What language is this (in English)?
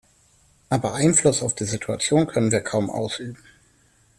German